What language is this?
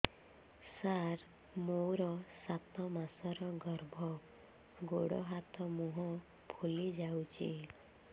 Odia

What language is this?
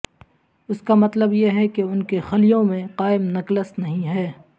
Urdu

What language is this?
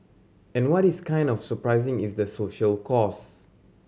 English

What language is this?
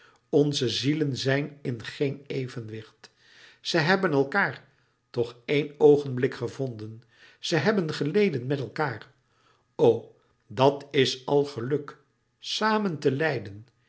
Dutch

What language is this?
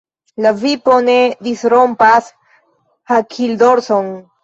Esperanto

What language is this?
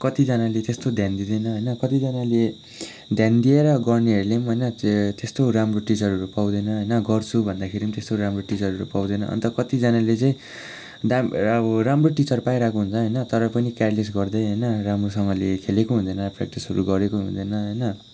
Nepali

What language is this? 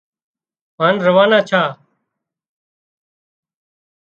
Wadiyara Koli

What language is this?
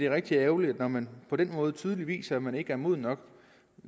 Danish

